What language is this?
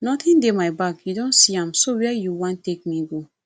Nigerian Pidgin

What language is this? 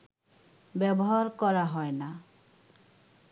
Bangla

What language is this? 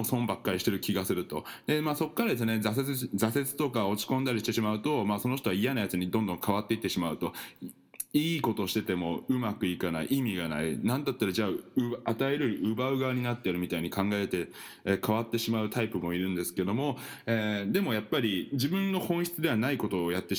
Japanese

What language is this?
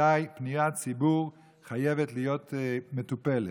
Hebrew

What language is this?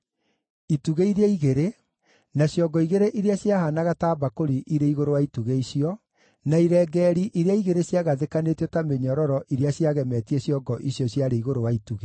Kikuyu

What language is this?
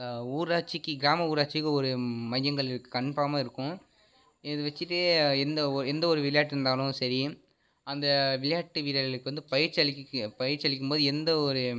Tamil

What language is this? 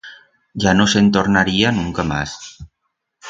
Aragonese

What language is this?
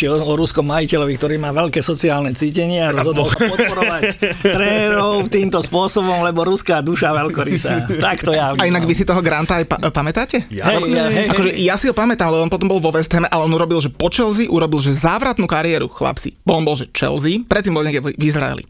Slovak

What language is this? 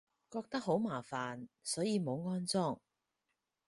Cantonese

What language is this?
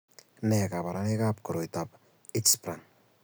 Kalenjin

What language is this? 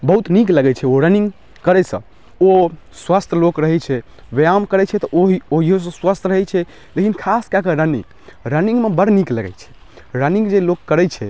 Maithili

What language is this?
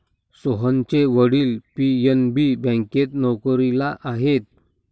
Marathi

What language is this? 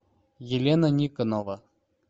Russian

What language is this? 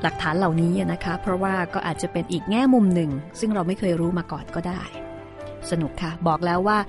Thai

